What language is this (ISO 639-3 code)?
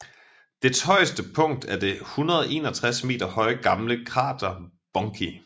dan